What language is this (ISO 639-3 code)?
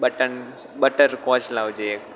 guj